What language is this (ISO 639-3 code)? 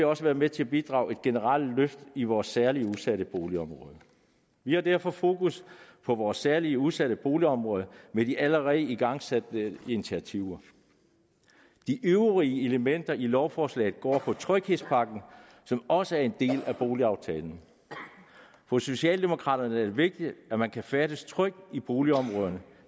dan